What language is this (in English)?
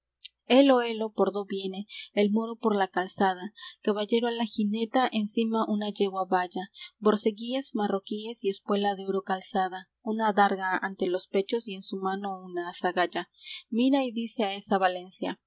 Spanish